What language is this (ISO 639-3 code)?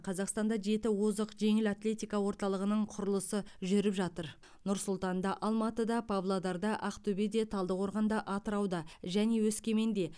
kaz